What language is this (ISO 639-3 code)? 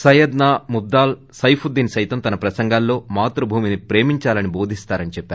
tel